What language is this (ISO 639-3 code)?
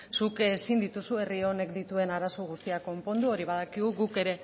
eus